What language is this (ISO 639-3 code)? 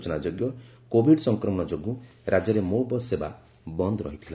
ori